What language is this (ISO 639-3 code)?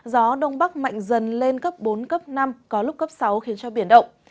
vie